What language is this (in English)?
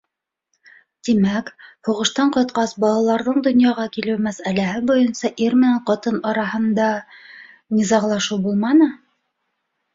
Bashkir